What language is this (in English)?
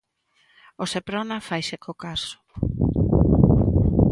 Galician